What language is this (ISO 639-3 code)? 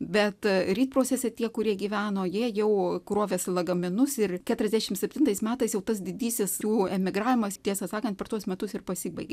lit